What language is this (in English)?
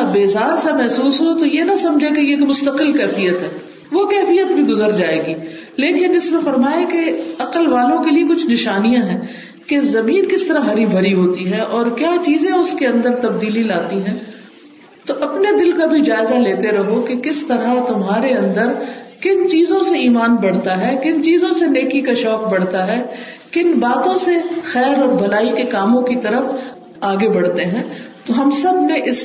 Urdu